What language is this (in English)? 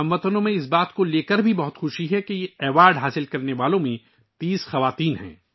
Urdu